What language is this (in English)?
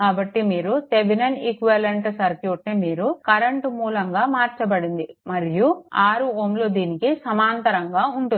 Telugu